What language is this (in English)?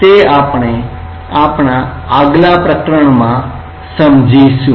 Gujarati